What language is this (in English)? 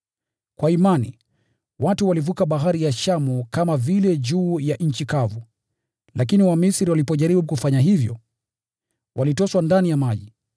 Swahili